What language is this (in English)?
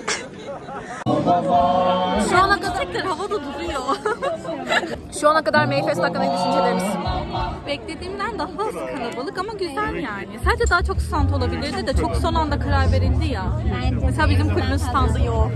Turkish